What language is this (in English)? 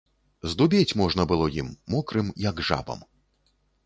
Belarusian